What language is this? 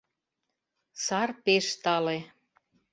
Mari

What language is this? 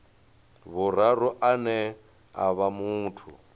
Venda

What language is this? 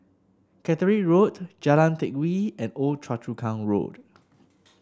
English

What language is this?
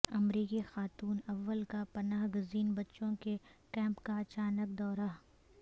Urdu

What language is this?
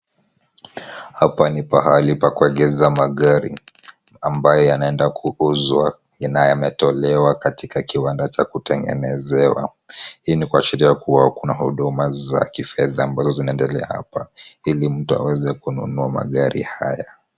Swahili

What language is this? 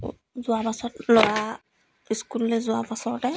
Assamese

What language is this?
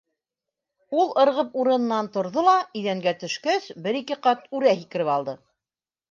Bashkir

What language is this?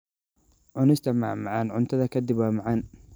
Somali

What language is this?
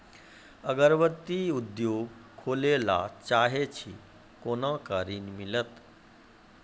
Maithili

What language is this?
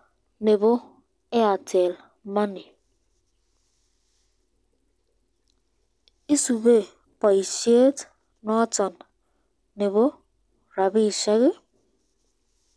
Kalenjin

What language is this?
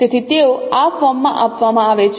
Gujarati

